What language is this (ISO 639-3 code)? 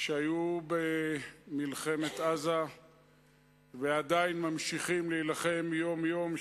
heb